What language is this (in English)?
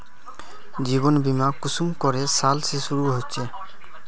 Magahi